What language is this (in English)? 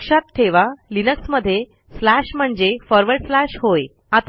Marathi